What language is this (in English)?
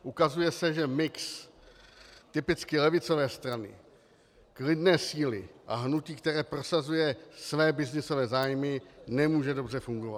Czech